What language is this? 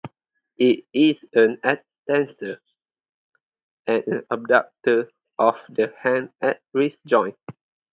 English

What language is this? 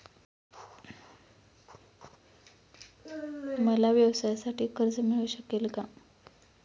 Marathi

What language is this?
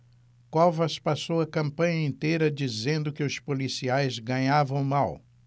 Portuguese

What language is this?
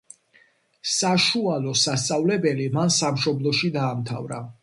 Georgian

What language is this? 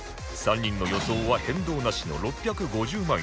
Japanese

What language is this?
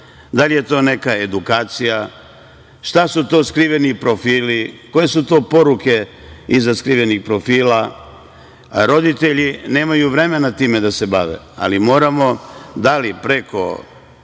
Serbian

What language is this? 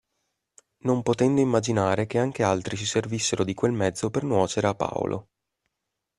Italian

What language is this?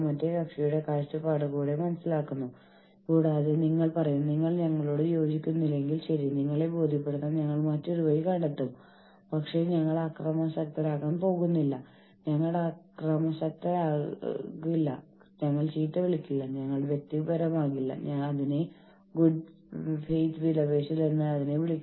Malayalam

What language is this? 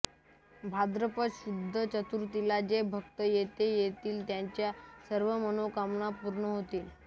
Marathi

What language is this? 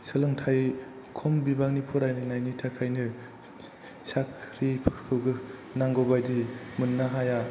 Bodo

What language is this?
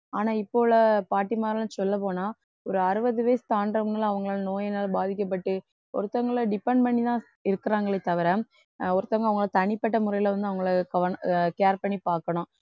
Tamil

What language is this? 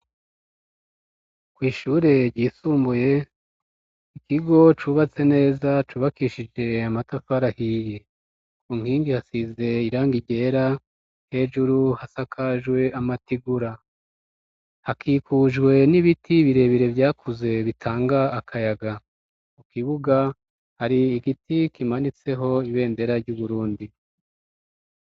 Rundi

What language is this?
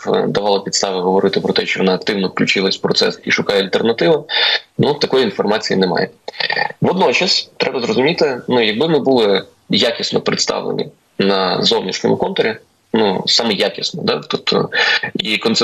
Ukrainian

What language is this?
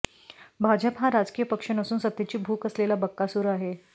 Marathi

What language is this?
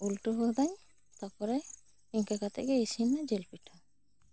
Santali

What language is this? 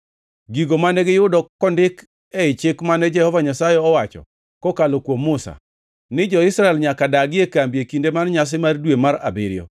Luo (Kenya and Tanzania)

